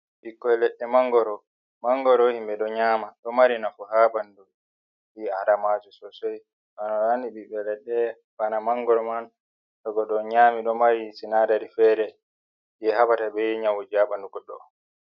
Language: Fula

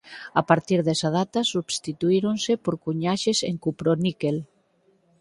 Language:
Galician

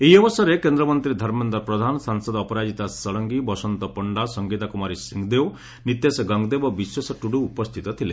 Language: Odia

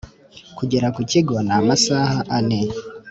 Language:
Kinyarwanda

